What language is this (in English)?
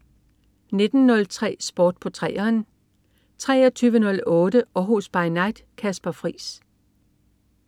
Danish